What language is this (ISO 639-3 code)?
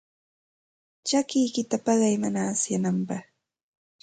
qxt